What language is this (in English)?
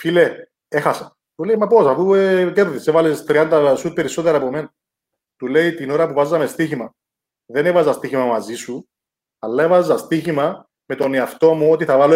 Greek